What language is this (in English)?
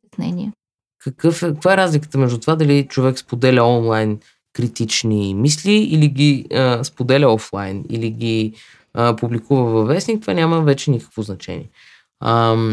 Bulgarian